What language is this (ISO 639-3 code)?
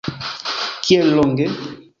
epo